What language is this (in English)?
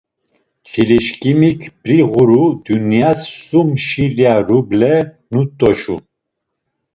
Laz